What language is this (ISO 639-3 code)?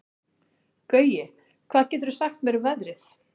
isl